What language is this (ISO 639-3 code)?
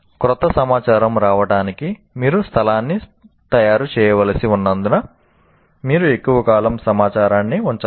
tel